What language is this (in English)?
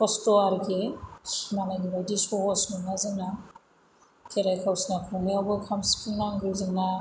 Bodo